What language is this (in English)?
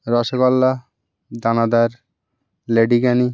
Bangla